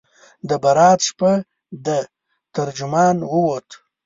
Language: Pashto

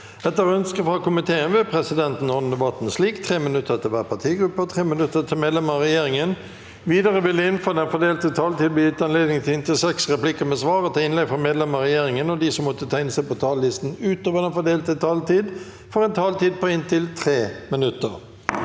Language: Norwegian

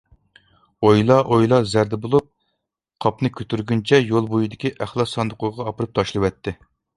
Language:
Uyghur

